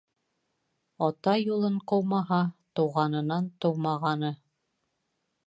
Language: Bashkir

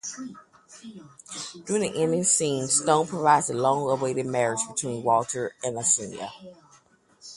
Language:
English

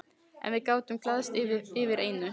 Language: Icelandic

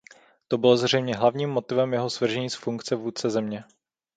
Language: Czech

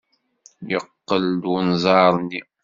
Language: Kabyle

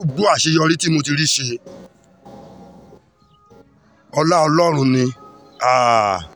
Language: Yoruba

